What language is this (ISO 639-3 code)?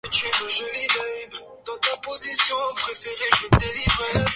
swa